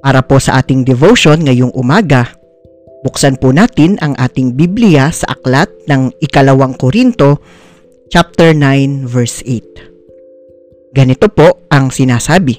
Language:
Filipino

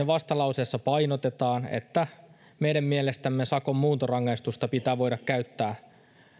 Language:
Finnish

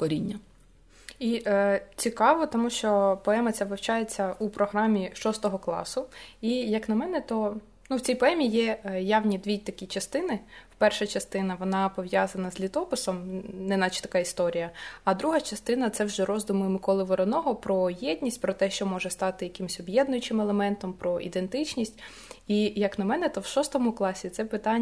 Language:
Ukrainian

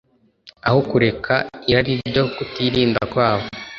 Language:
Kinyarwanda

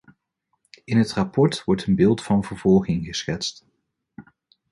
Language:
Dutch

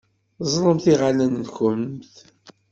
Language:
Kabyle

